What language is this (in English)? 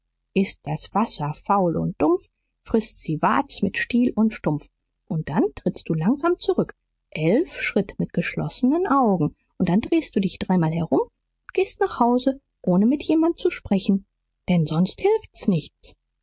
German